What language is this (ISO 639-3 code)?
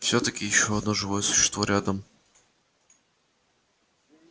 rus